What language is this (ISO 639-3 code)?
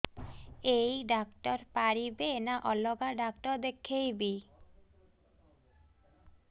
ori